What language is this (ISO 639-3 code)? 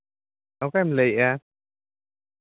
sat